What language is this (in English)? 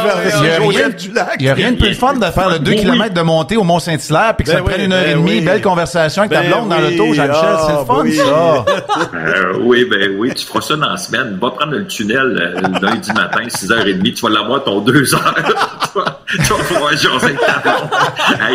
French